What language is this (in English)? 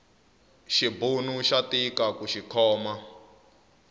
Tsonga